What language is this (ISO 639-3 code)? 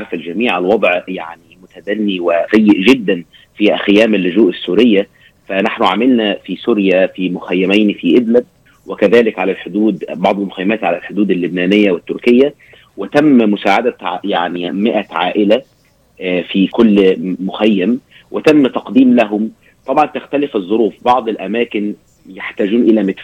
ara